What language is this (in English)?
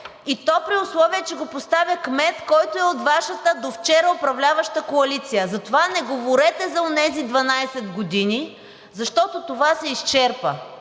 Bulgarian